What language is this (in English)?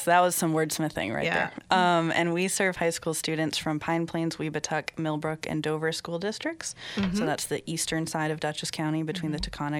English